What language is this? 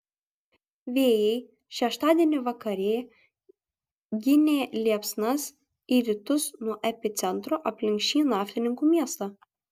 Lithuanian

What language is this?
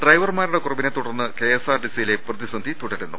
Malayalam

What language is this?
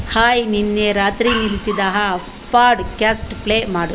Kannada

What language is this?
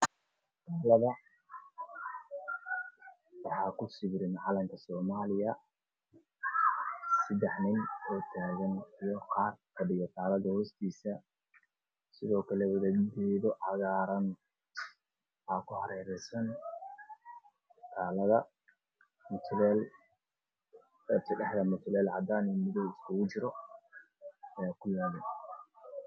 Somali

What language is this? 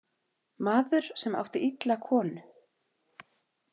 Icelandic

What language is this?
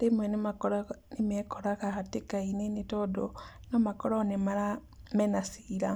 Kikuyu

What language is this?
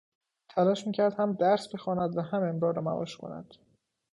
Persian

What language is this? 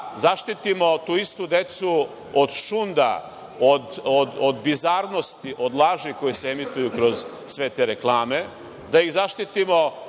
Serbian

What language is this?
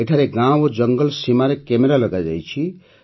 Odia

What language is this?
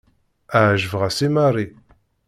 Kabyle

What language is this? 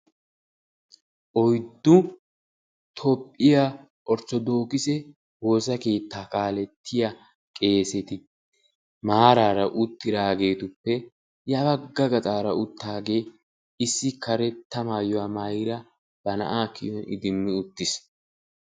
Wolaytta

